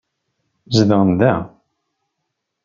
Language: Kabyle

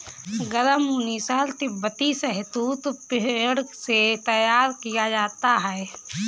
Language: Hindi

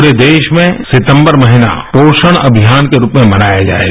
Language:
Hindi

